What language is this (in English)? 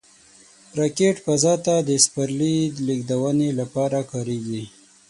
Pashto